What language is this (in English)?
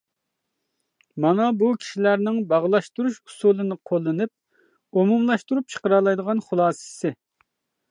Uyghur